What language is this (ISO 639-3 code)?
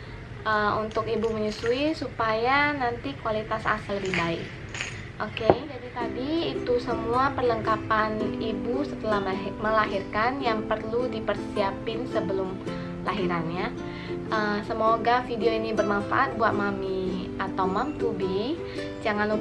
ind